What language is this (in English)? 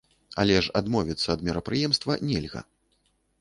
Belarusian